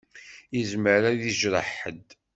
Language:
Kabyle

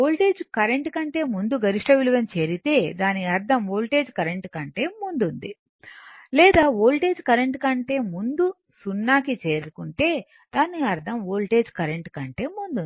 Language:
Telugu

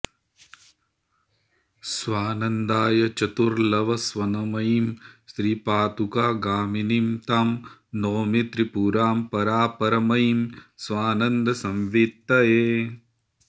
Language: Sanskrit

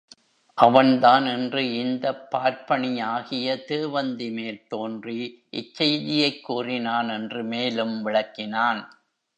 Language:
Tamil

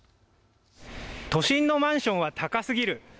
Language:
Japanese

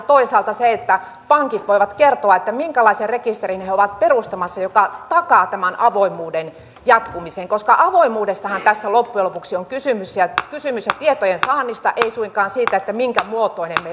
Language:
Finnish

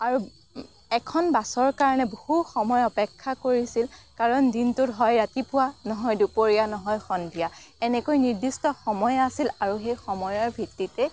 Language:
Assamese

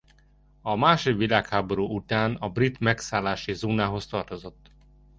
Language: Hungarian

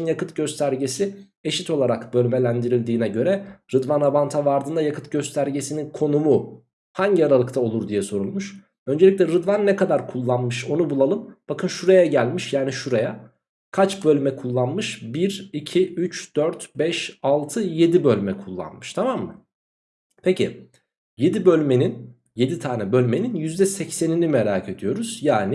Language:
Turkish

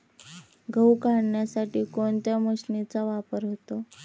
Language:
Marathi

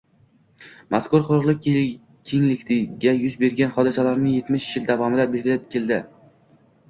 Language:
Uzbek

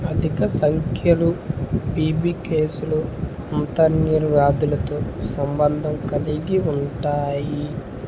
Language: Telugu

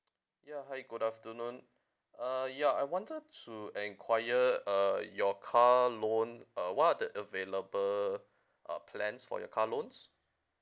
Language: English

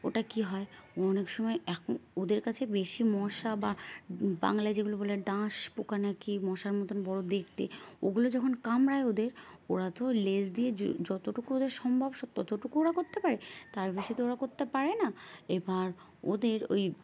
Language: Bangla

